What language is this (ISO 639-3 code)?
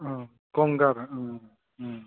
brx